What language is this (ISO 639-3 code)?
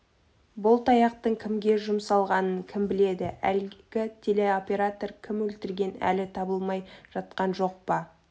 kaz